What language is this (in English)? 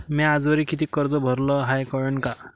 Marathi